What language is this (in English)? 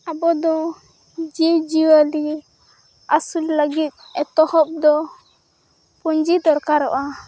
Santali